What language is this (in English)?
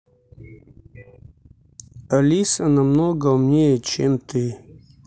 Russian